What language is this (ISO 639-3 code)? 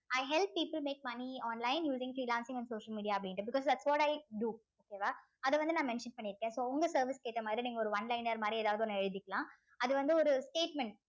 tam